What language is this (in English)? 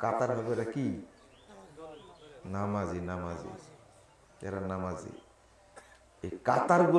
Indonesian